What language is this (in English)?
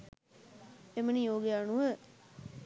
Sinhala